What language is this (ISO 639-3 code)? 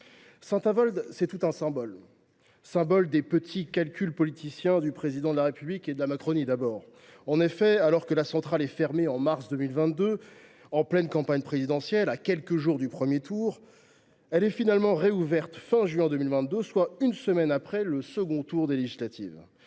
fra